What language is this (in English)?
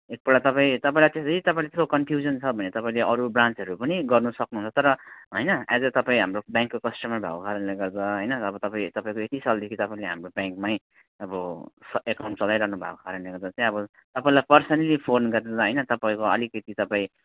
Nepali